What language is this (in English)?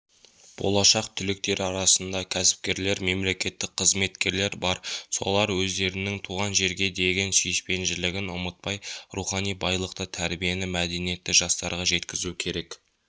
Kazakh